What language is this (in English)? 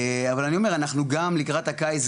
Hebrew